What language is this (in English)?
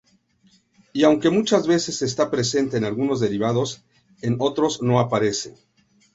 Spanish